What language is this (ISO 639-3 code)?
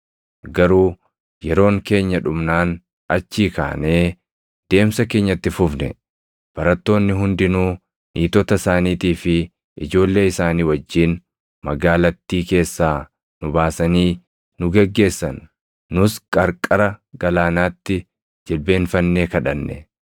orm